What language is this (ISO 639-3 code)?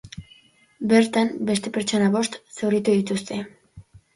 eus